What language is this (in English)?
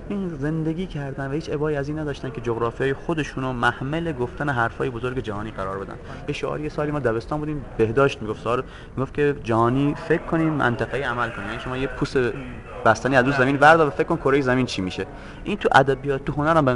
Persian